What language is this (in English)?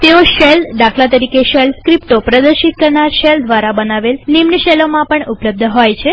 Gujarati